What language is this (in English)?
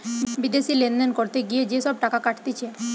Bangla